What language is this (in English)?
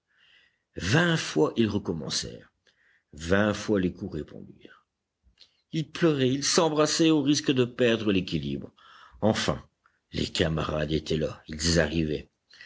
French